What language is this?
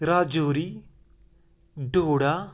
Kashmiri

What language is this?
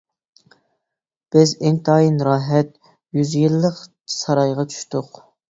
Uyghur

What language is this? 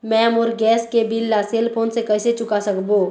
Chhattisgarhi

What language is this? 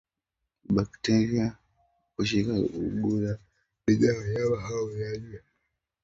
Swahili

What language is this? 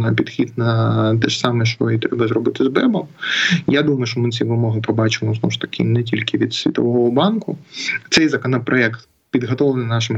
Ukrainian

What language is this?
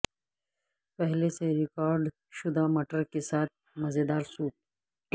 Urdu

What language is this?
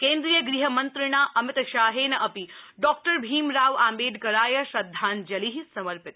Sanskrit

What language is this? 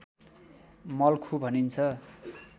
Nepali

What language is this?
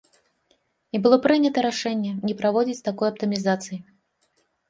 Belarusian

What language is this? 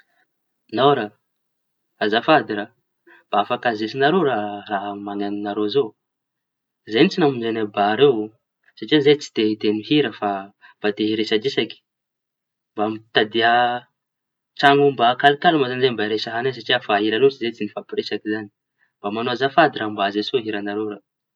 Tanosy Malagasy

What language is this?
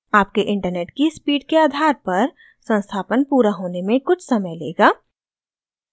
Hindi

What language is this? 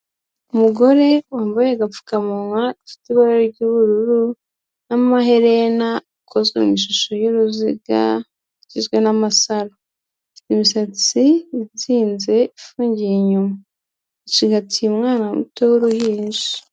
Kinyarwanda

